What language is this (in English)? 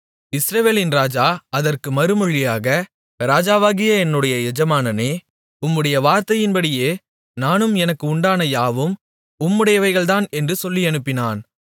Tamil